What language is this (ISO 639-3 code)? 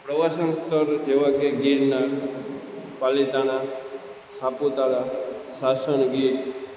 guj